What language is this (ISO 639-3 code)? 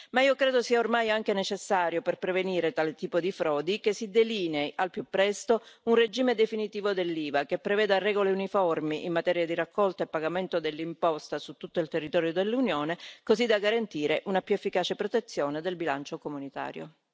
ita